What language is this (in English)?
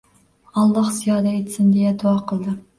Uzbek